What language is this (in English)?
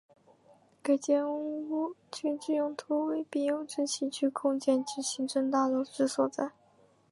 Chinese